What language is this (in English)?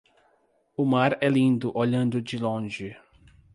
Portuguese